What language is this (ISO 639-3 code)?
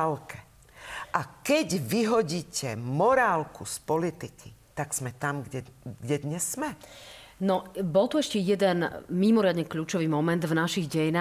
slk